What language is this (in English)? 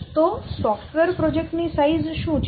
Gujarati